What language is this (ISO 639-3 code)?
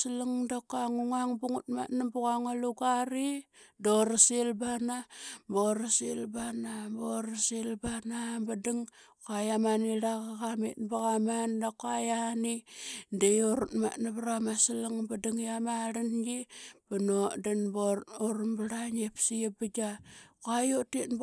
byx